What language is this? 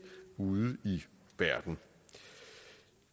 Danish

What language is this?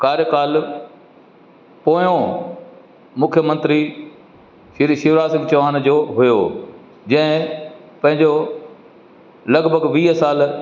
Sindhi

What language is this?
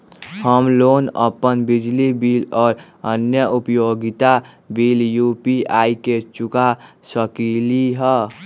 Magahi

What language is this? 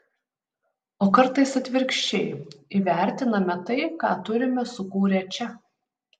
Lithuanian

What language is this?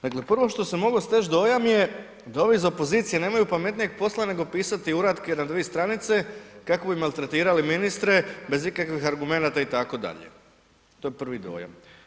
Croatian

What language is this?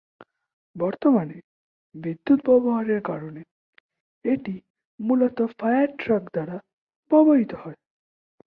Bangla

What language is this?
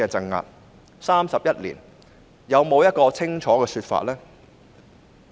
Cantonese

